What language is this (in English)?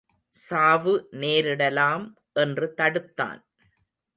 Tamil